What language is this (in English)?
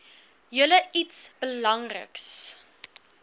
Afrikaans